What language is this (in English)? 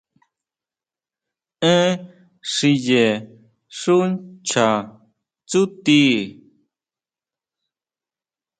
Huautla Mazatec